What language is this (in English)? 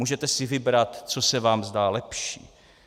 Czech